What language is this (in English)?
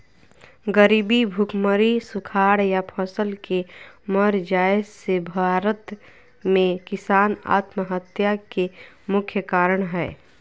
Magahi